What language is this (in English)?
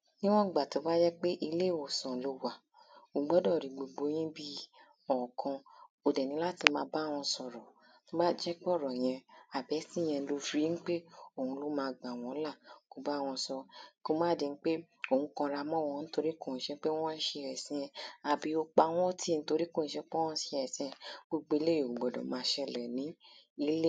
Yoruba